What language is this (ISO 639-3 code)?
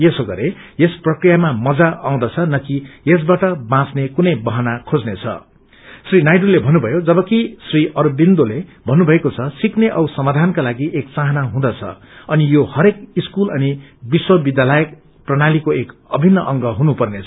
nep